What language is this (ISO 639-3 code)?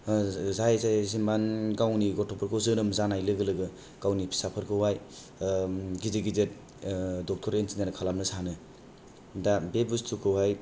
brx